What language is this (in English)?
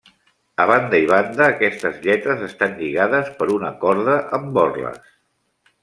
Catalan